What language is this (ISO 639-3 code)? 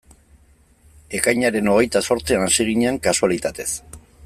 eus